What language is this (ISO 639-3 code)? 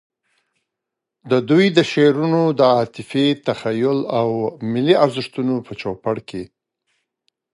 pus